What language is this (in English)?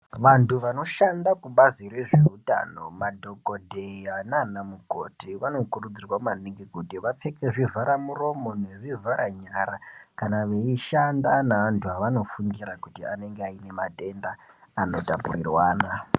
Ndau